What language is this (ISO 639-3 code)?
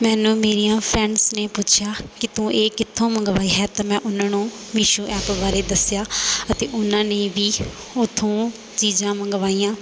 pan